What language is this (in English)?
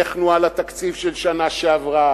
Hebrew